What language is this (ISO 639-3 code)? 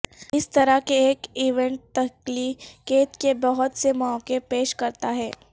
urd